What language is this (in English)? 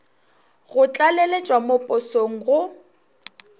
Northern Sotho